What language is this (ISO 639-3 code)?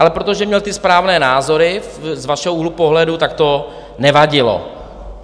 ces